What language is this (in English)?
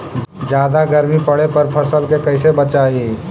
Magahi